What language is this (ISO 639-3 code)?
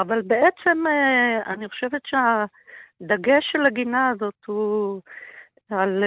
heb